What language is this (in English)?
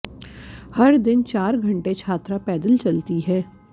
Hindi